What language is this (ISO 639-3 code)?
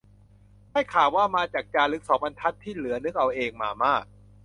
tha